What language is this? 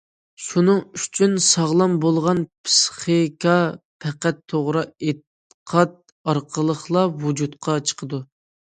Uyghur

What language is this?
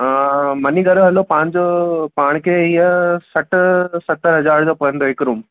Sindhi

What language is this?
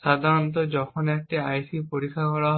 Bangla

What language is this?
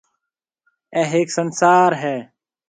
Marwari (Pakistan)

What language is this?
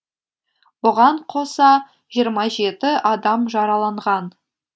Kazakh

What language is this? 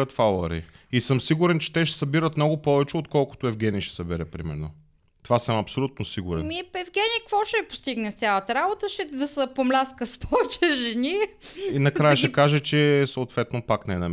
Bulgarian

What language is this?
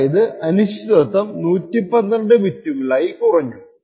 Malayalam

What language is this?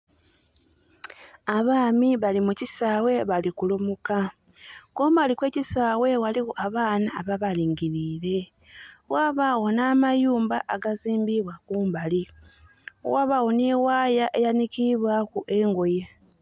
Soga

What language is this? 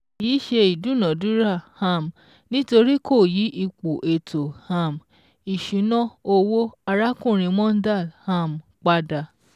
Yoruba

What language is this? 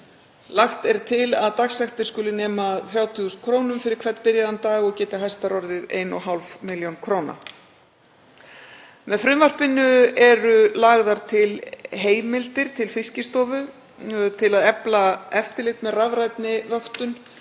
Icelandic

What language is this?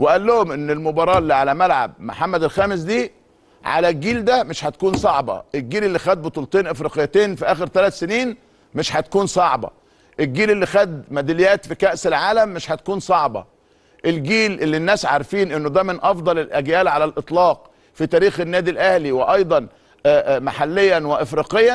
Arabic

